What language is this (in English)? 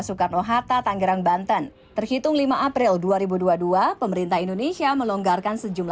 Indonesian